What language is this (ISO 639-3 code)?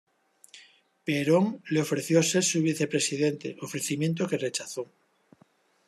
spa